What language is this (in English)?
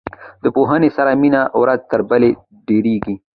Pashto